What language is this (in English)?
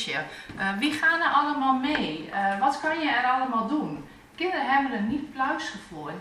Dutch